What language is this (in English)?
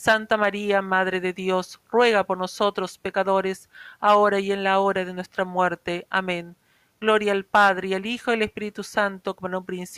Spanish